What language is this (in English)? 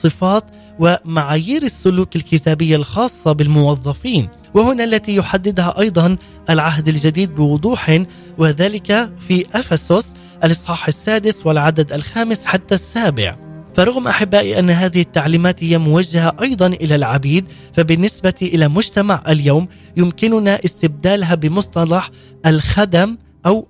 Arabic